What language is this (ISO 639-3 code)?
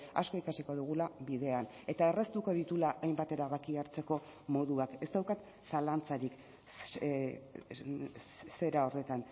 eus